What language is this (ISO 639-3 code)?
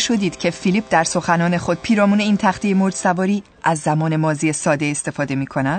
fas